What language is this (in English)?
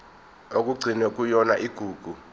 Zulu